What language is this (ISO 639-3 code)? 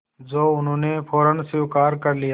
hin